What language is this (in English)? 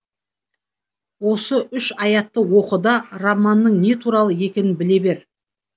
Kazakh